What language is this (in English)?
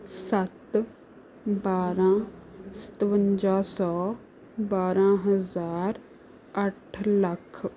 Punjabi